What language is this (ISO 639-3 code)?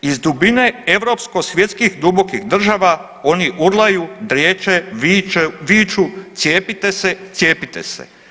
hrv